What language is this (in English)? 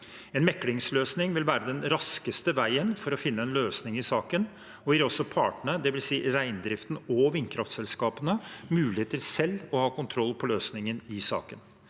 Norwegian